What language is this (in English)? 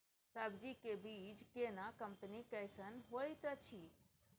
Maithili